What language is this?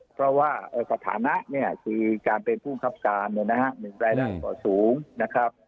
Thai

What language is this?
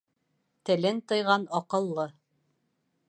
Bashkir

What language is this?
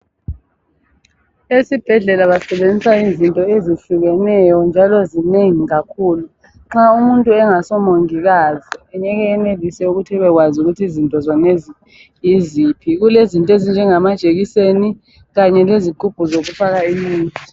North Ndebele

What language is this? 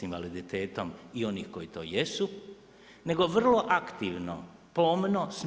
Croatian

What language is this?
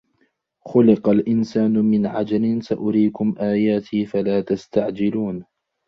Arabic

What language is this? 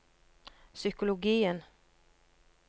Norwegian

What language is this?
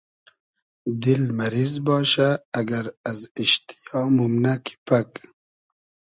Hazaragi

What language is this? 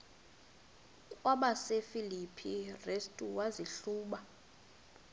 Xhosa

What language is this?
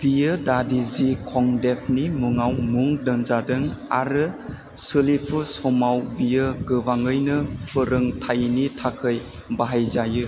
Bodo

